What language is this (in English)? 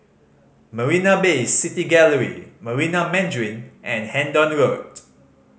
English